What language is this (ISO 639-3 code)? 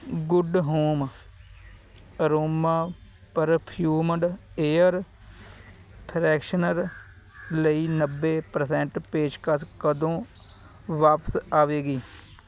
pan